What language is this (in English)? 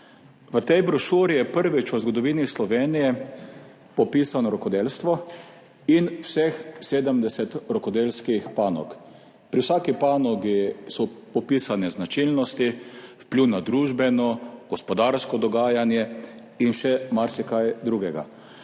Slovenian